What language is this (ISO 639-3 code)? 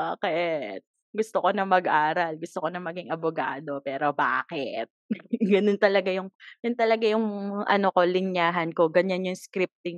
fil